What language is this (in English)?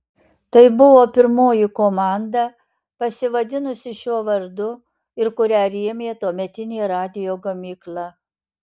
Lithuanian